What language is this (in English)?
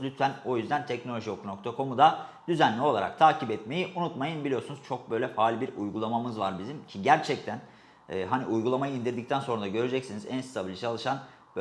Turkish